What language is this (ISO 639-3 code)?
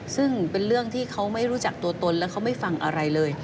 tha